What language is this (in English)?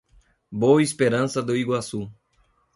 Portuguese